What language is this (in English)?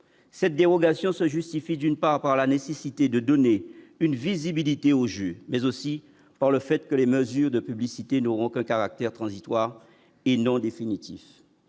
French